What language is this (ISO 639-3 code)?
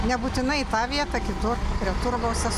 lit